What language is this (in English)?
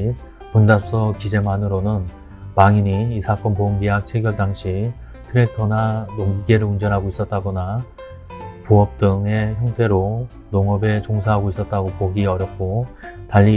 Korean